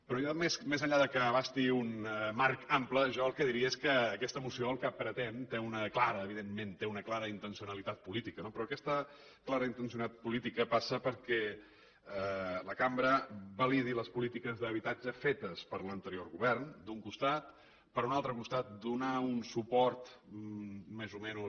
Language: Catalan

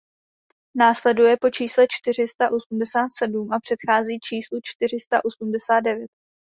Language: Czech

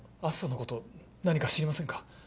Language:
Japanese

